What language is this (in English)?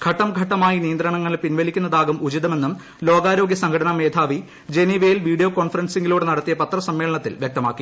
Malayalam